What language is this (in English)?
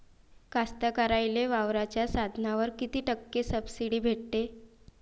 Marathi